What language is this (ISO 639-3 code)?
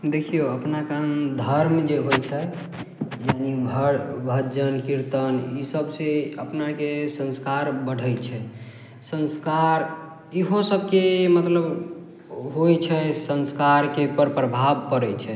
mai